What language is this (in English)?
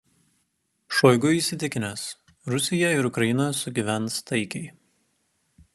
Lithuanian